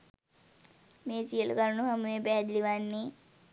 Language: Sinhala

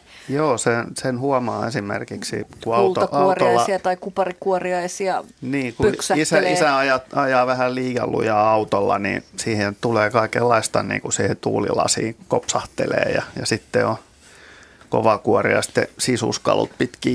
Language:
Finnish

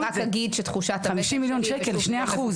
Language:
Hebrew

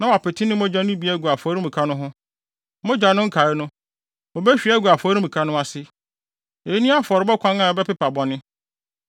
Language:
Akan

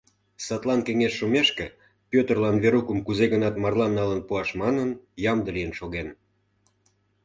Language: Mari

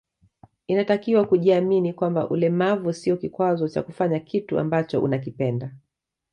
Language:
Swahili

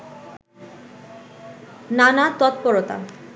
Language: Bangla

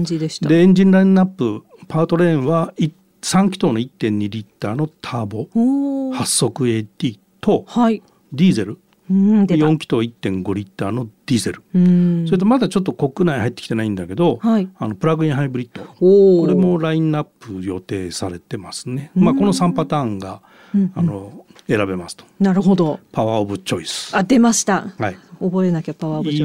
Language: Japanese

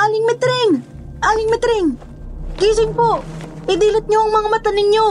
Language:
Filipino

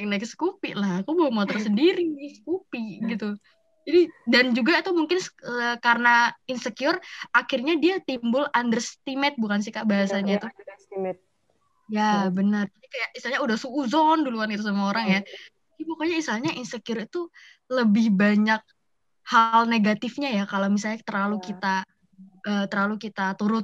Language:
Indonesian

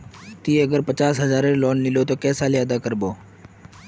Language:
Magahi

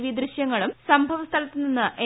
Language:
Malayalam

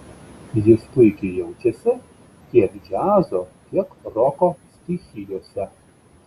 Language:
Lithuanian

